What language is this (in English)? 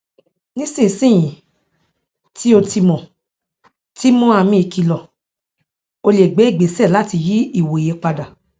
Yoruba